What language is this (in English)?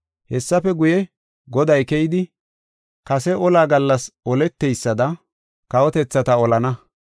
Gofa